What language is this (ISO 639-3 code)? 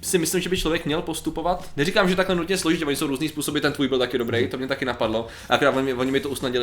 ces